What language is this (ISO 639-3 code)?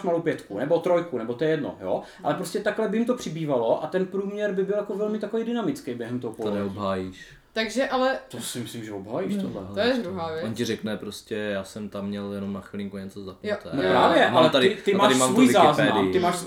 ces